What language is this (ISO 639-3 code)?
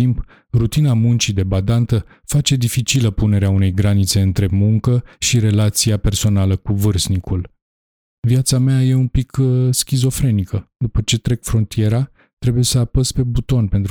ron